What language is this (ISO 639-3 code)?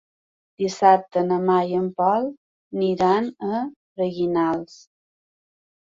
cat